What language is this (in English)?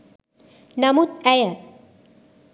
Sinhala